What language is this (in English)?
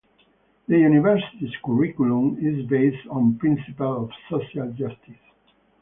English